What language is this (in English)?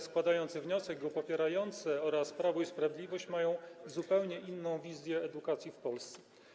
Polish